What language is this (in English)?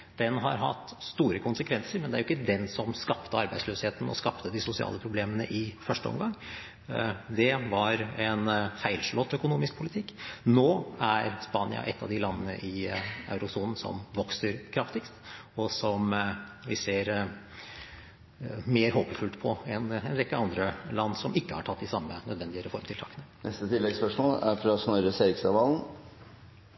Norwegian